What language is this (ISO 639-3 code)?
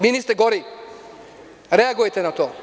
srp